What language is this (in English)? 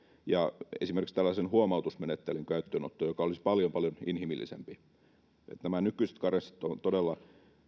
Finnish